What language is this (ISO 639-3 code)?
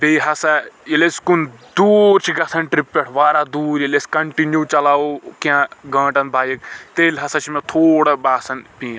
kas